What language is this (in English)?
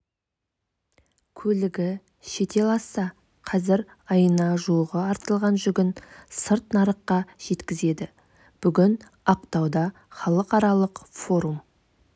Kazakh